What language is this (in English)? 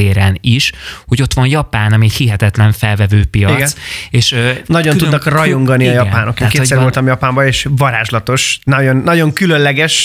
Hungarian